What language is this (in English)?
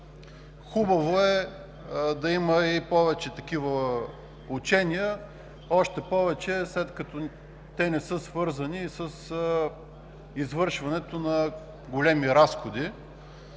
Bulgarian